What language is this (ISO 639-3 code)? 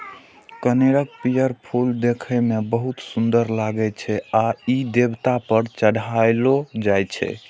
mai